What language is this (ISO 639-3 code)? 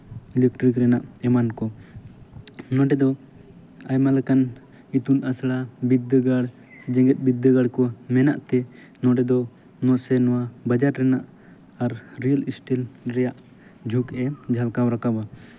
sat